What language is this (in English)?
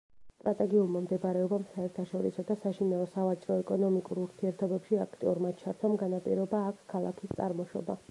Georgian